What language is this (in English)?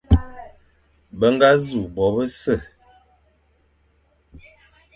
Fang